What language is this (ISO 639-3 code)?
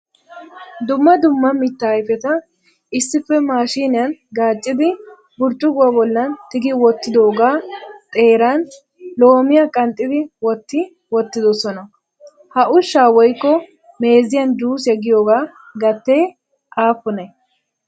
wal